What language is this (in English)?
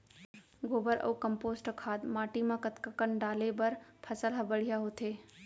Chhattisgarhi